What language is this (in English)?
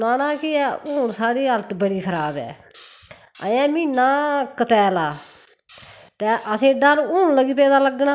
Dogri